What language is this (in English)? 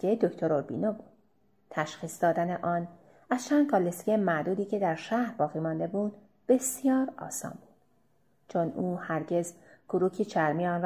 Persian